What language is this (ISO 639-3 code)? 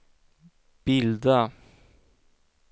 swe